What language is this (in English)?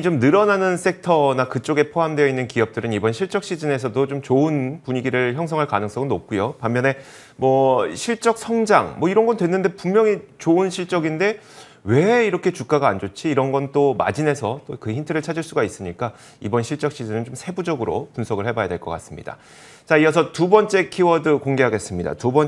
Korean